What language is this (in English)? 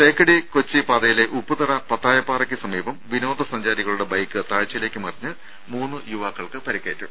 Malayalam